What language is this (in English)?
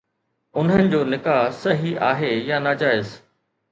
Sindhi